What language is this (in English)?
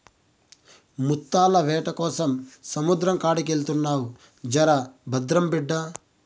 Telugu